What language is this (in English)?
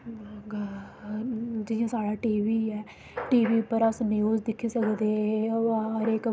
Dogri